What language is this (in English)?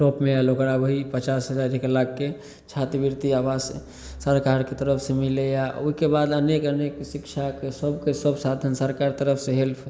Maithili